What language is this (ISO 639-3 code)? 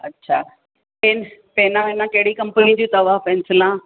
snd